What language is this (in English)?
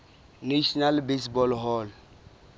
Southern Sotho